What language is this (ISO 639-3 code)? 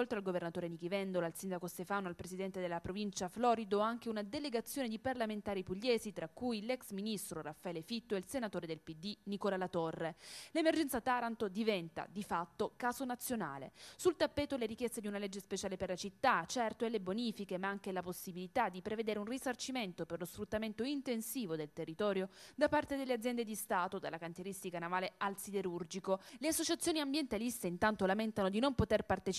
ita